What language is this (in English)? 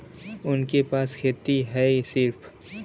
Bhojpuri